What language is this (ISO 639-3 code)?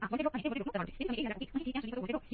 guj